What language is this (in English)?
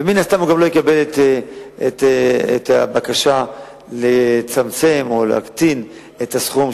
Hebrew